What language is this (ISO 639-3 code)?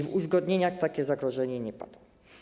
pol